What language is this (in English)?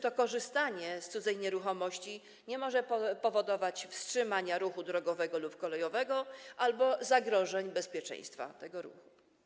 Polish